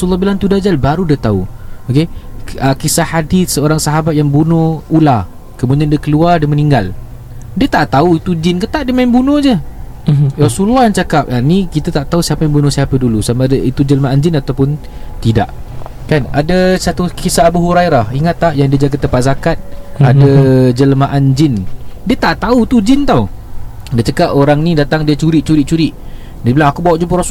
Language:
Malay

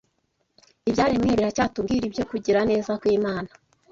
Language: Kinyarwanda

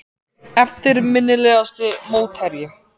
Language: Icelandic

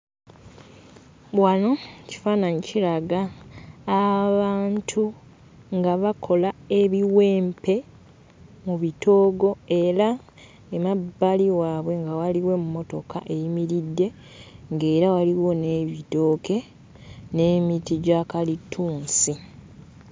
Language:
Ganda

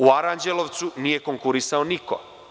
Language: Serbian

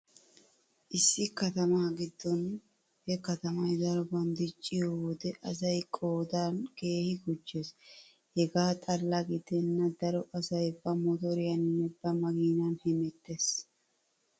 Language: Wolaytta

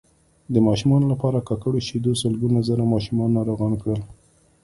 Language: Pashto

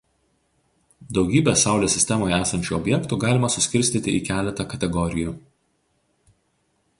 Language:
Lithuanian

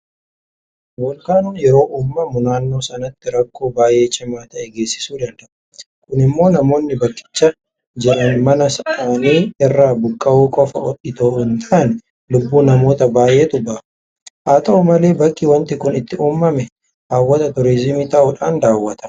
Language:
Oromo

